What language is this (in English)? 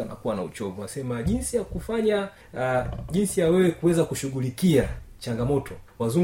Swahili